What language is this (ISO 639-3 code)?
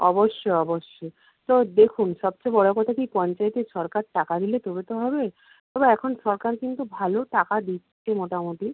ben